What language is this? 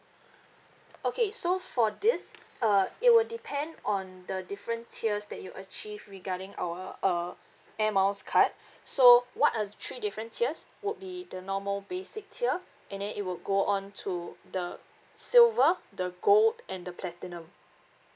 English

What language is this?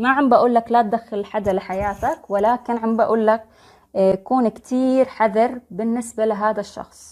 Arabic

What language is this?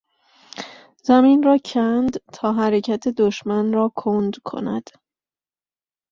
Persian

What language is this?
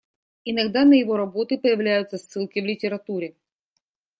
Russian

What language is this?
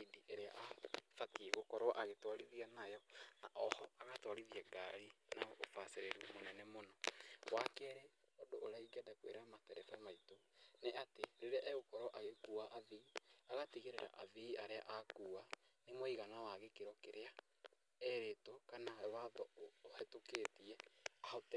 Kikuyu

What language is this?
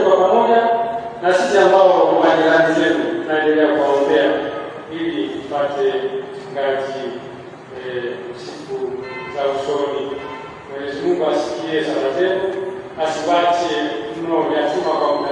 Swahili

